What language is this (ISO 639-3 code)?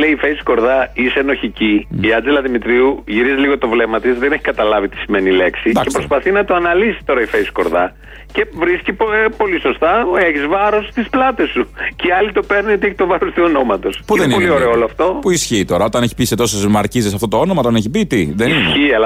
ell